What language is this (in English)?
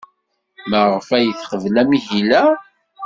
Kabyle